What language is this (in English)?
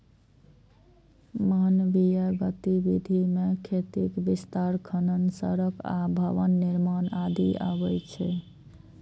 Maithili